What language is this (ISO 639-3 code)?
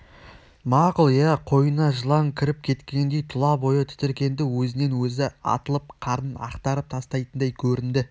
kaz